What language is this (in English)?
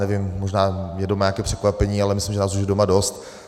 Czech